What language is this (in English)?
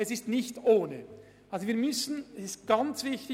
Swiss German